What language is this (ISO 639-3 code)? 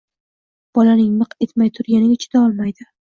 uzb